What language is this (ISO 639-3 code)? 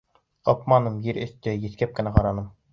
bak